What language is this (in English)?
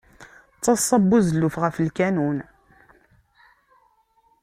Kabyle